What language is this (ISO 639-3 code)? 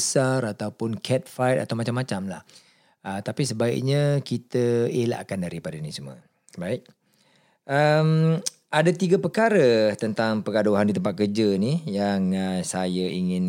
msa